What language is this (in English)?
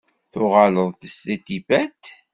Kabyle